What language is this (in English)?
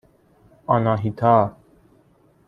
Persian